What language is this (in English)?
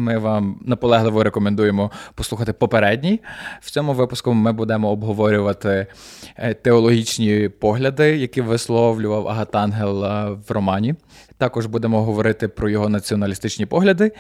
Ukrainian